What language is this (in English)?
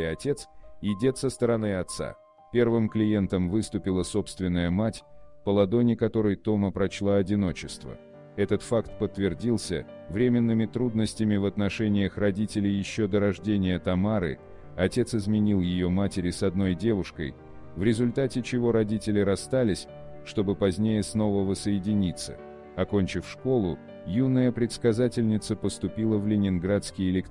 Russian